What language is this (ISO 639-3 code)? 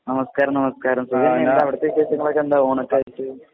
mal